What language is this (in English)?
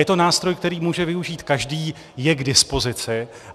Czech